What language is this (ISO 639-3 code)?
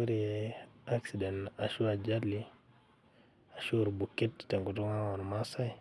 mas